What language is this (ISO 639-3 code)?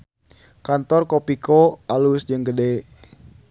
sun